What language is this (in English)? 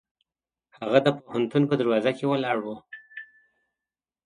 Pashto